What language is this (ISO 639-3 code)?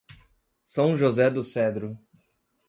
por